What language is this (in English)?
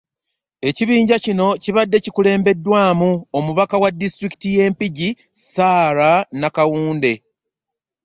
Ganda